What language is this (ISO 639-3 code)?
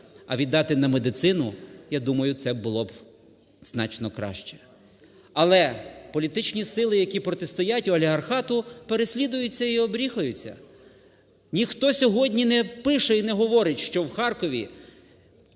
ukr